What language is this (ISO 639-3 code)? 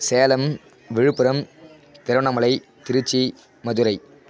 tam